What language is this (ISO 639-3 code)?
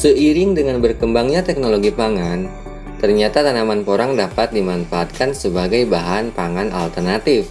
ind